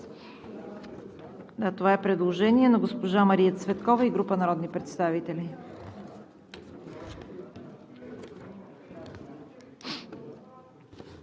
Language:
Bulgarian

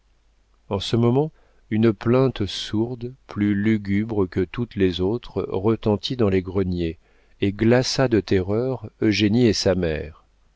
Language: French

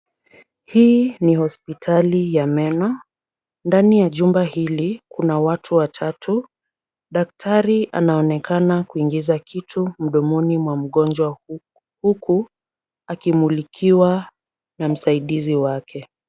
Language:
Swahili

